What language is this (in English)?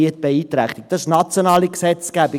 Swiss German